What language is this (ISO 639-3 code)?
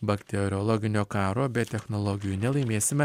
lit